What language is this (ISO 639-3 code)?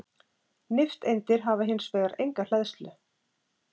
isl